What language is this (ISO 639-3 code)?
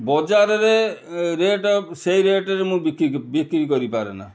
ori